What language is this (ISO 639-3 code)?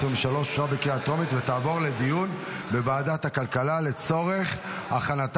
heb